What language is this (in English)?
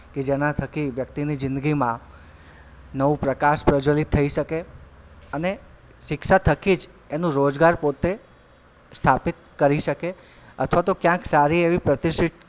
Gujarati